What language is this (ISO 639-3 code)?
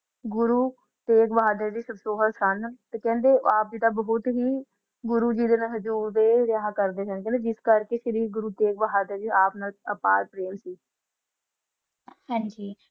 pan